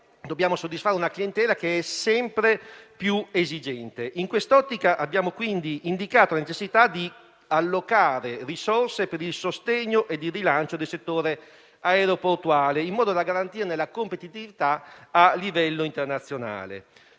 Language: Italian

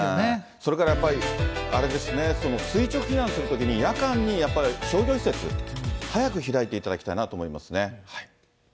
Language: Japanese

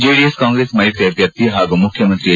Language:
Kannada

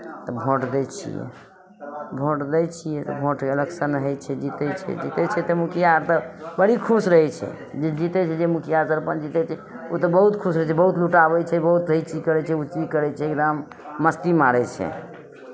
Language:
Maithili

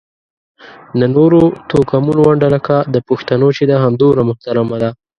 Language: Pashto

